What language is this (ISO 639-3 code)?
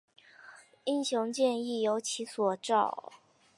zho